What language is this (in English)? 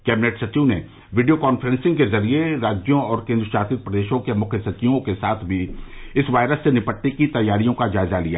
Hindi